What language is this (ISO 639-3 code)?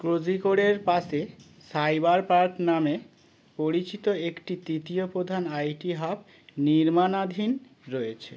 ben